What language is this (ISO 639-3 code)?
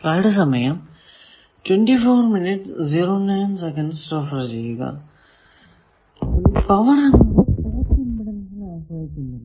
mal